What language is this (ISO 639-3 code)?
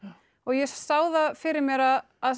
isl